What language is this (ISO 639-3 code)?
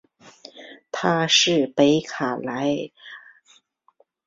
zho